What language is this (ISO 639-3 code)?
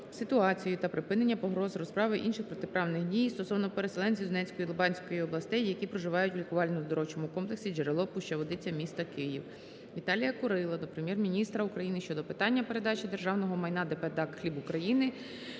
ukr